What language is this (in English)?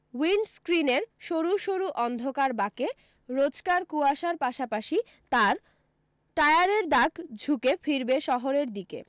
Bangla